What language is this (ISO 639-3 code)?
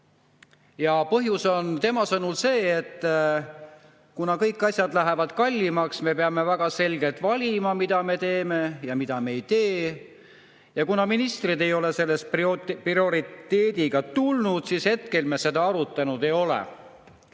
est